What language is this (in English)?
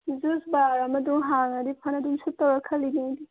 Manipuri